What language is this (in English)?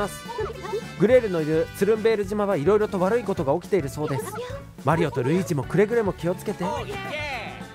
Japanese